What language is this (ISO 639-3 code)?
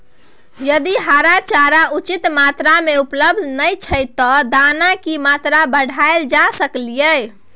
mai